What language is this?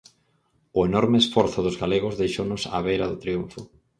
Galician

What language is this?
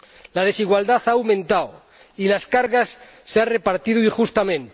Spanish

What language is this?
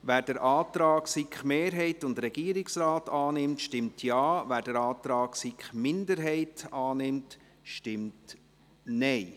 Swiss German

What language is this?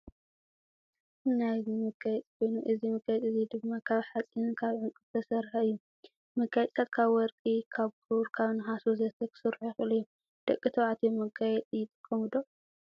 Tigrinya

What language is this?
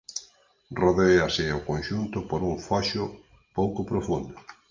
Galician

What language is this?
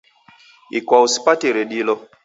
Taita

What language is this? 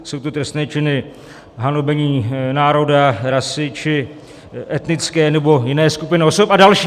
Czech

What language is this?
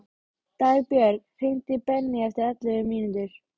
Icelandic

